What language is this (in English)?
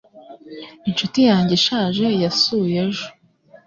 Kinyarwanda